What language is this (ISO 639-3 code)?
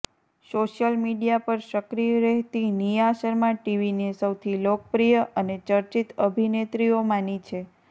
guj